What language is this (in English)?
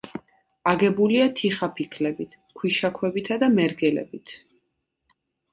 Georgian